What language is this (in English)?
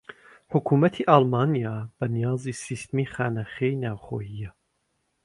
Central Kurdish